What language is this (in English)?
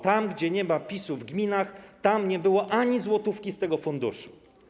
Polish